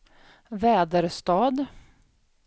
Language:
Swedish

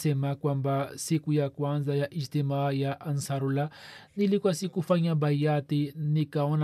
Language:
Swahili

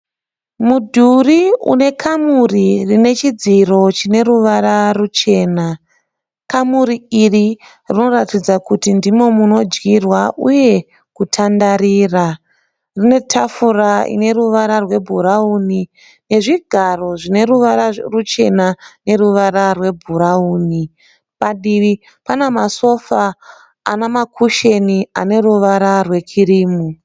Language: Shona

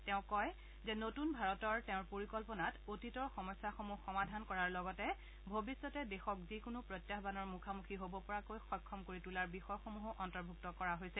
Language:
Assamese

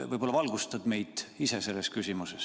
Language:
Estonian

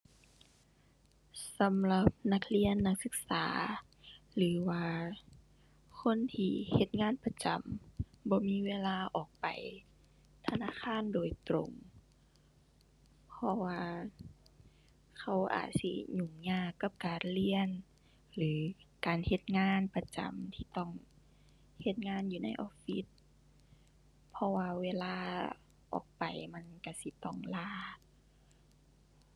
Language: Thai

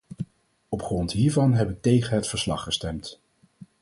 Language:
Dutch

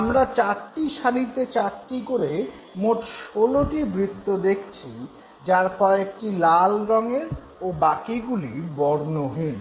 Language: Bangla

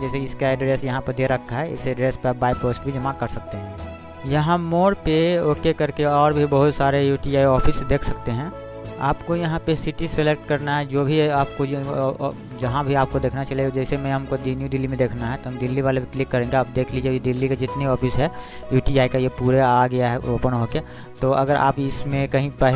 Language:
Hindi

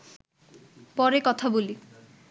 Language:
Bangla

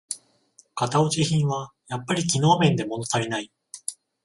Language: Japanese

